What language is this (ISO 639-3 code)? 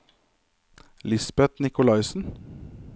nor